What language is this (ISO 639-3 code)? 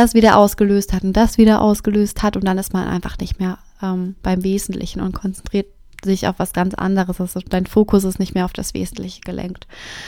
deu